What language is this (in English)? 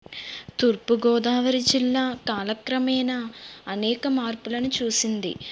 Telugu